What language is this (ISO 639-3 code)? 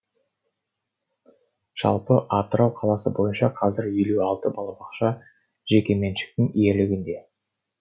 kaz